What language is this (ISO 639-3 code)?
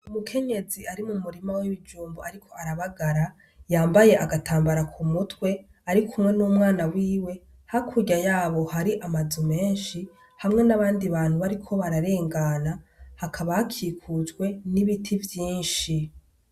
run